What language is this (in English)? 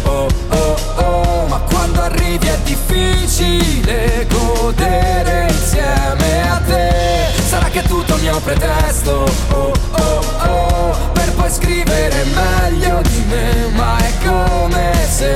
Italian